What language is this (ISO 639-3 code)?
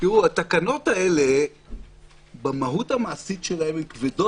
heb